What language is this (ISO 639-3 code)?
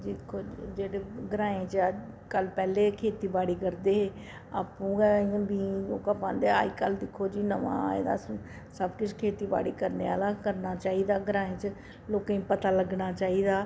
doi